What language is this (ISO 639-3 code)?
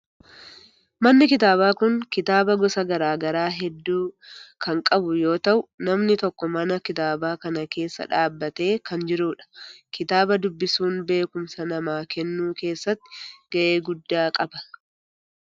orm